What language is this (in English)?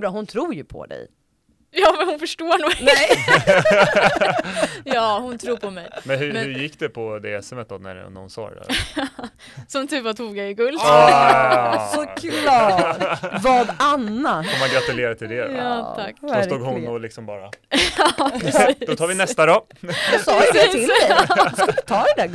Swedish